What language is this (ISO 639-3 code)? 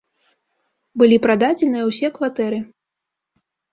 bel